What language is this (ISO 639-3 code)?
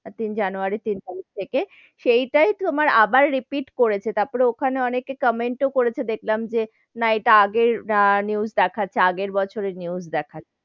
ben